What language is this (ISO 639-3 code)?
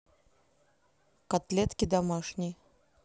rus